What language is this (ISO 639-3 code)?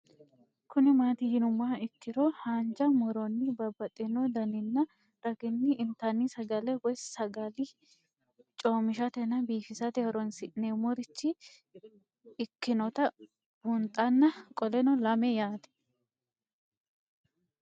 sid